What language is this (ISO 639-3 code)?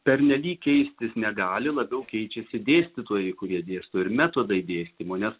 lit